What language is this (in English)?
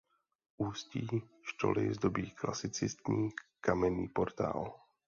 Czech